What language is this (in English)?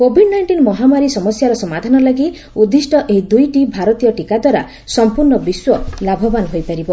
Odia